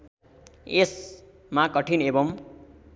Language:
Nepali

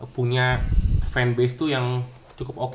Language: Indonesian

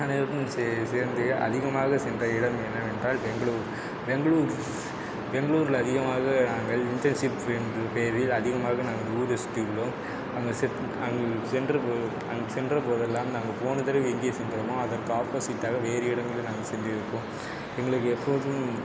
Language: Tamil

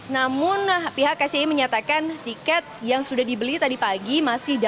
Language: Indonesian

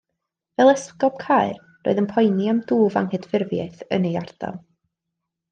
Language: Welsh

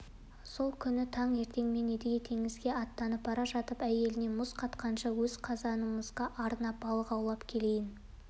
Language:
Kazakh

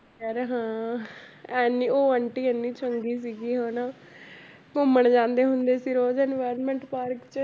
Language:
Punjabi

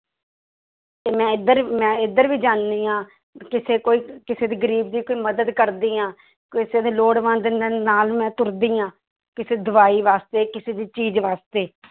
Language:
Punjabi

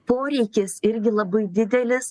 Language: Lithuanian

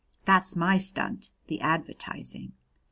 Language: English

